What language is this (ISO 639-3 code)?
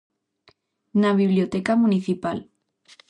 glg